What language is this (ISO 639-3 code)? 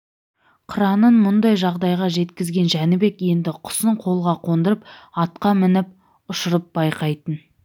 kaz